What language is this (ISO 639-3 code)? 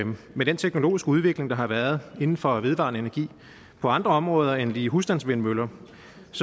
dan